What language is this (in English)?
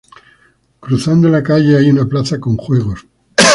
Spanish